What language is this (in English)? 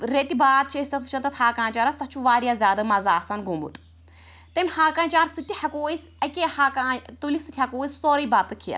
Kashmiri